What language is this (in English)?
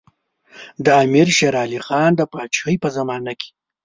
Pashto